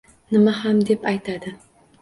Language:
Uzbek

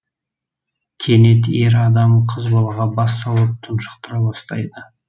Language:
Kazakh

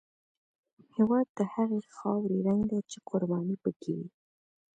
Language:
Pashto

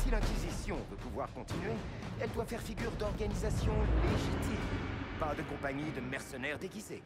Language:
French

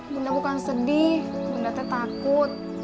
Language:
Indonesian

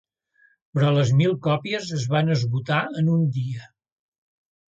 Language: Catalan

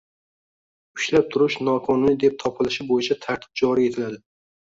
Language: Uzbek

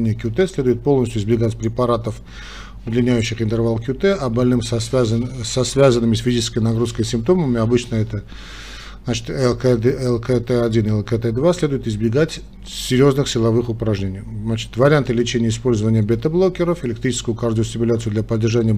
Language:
Russian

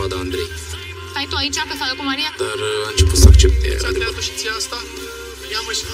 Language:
Romanian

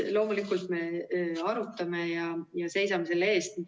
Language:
Estonian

